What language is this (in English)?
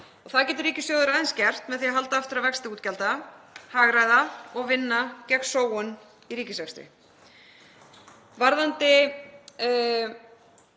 Icelandic